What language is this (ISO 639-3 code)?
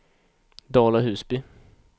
swe